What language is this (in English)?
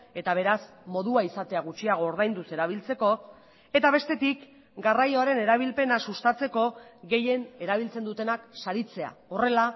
Basque